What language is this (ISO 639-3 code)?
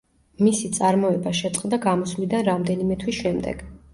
kat